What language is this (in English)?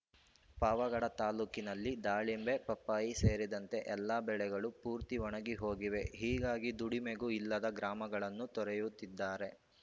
Kannada